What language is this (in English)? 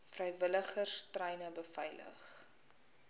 Afrikaans